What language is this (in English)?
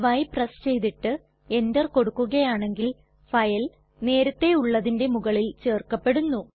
Malayalam